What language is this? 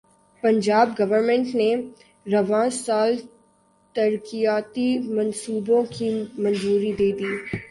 Urdu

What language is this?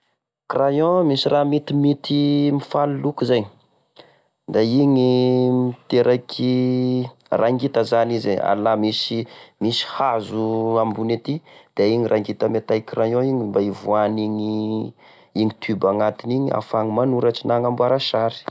Tesaka Malagasy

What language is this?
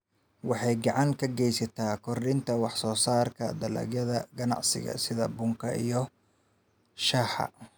Somali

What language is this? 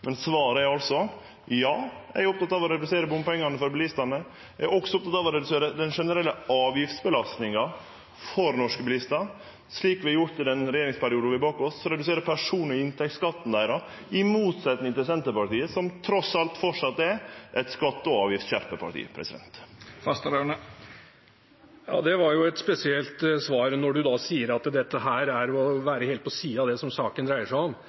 Norwegian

